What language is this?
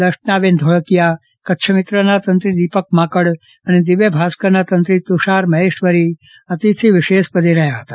Gujarati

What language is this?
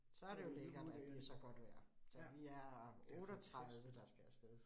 Danish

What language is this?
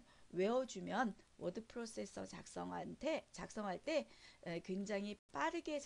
Korean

